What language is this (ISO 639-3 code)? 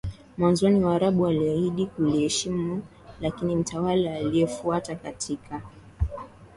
swa